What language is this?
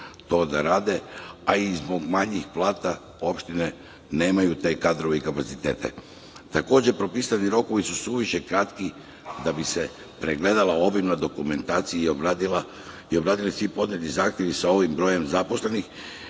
Serbian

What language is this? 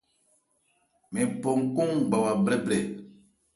Ebrié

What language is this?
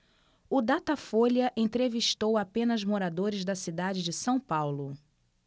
Portuguese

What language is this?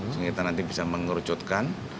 Indonesian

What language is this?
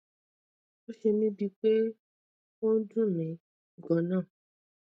Yoruba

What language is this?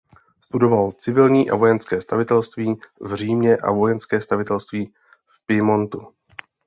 Czech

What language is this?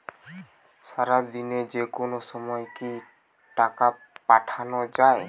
Bangla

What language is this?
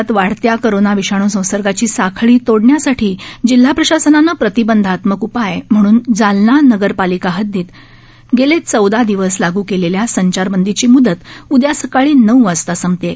Marathi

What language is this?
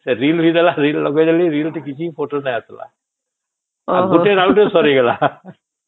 Odia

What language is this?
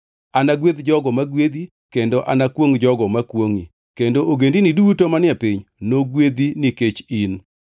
Luo (Kenya and Tanzania)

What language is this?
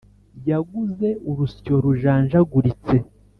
Kinyarwanda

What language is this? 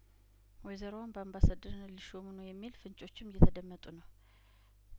Amharic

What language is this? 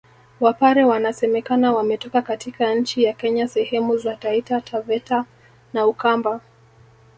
Swahili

